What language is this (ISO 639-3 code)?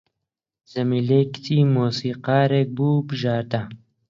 ckb